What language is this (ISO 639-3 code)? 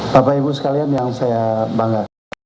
ind